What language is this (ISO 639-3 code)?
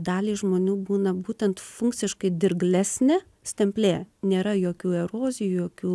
lit